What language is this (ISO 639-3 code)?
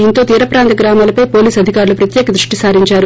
tel